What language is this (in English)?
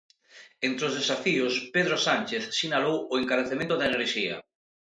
Galician